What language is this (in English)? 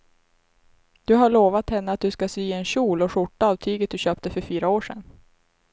Swedish